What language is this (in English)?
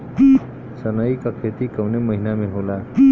Bhojpuri